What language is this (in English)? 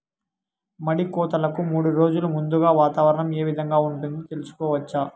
Telugu